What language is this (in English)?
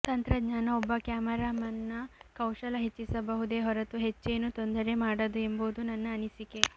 Kannada